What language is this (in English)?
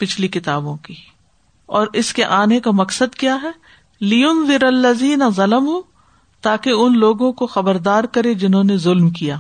Urdu